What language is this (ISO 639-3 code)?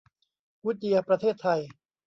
tha